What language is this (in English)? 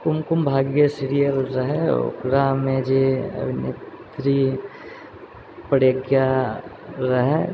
Maithili